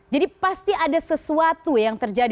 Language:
Indonesian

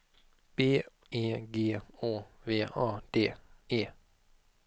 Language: Swedish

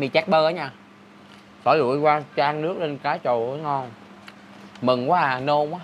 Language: Vietnamese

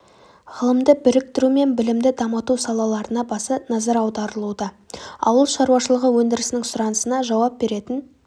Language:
Kazakh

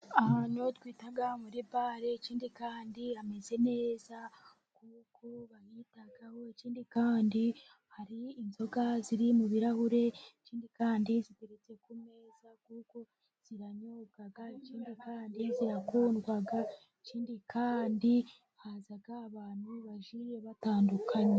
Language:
Kinyarwanda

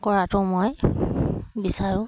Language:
Assamese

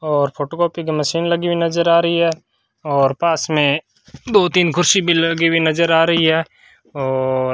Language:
Hindi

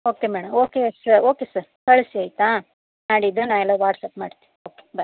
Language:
Kannada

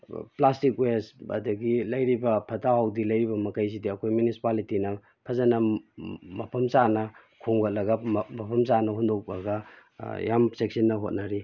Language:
Manipuri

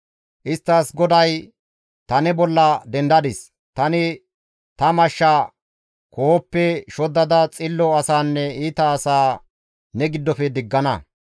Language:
Gamo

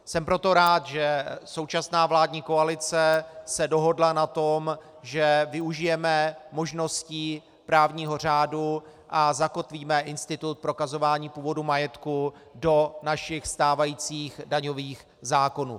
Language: Czech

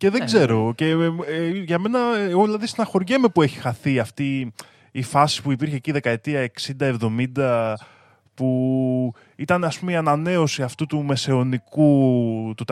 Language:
Greek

